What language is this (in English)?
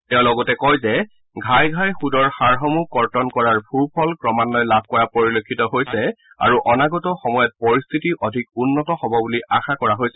Assamese